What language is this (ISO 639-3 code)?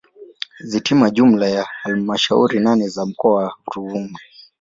swa